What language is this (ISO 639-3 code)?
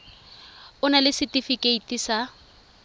tsn